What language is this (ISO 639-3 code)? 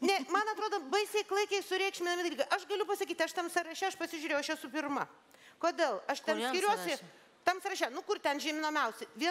lit